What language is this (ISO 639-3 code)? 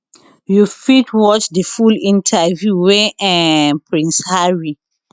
pcm